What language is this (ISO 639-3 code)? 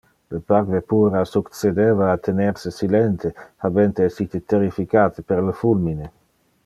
ina